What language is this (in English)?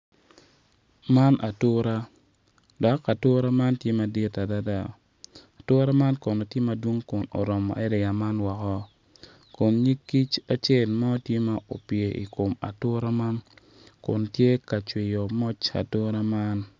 Acoli